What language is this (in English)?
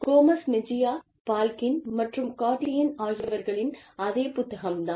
Tamil